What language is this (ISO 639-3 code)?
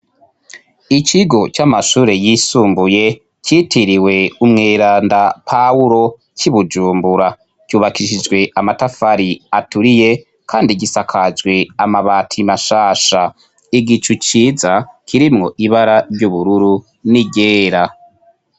run